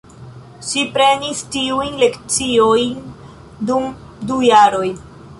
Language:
Esperanto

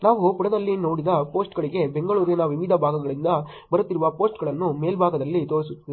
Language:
Kannada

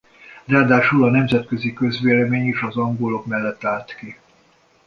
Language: Hungarian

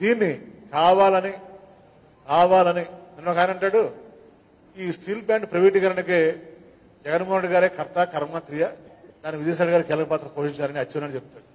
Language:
Telugu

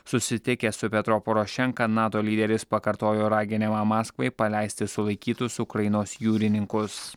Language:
Lithuanian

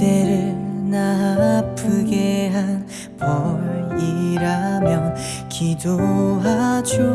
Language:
Korean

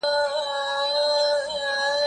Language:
Pashto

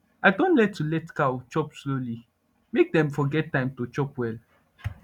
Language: Nigerian Pidgin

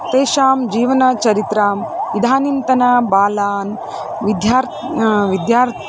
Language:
Sanskrit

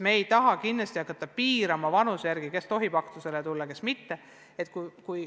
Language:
Estonian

